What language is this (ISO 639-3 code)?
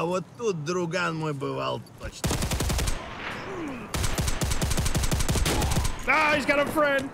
eng